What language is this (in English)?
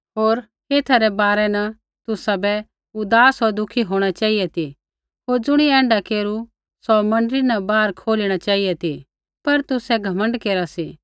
Kullu Pahari